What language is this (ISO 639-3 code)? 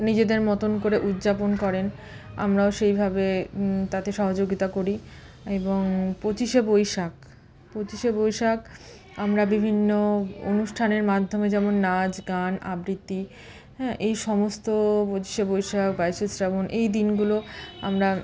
ben